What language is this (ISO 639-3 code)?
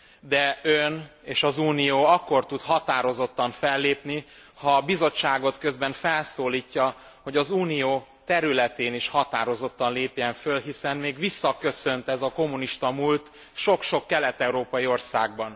hun